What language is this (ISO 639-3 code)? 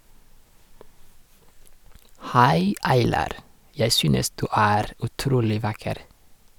nor